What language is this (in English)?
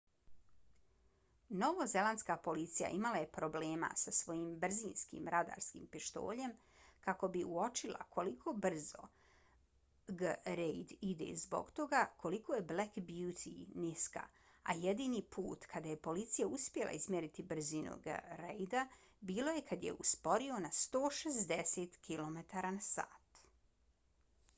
Bosnian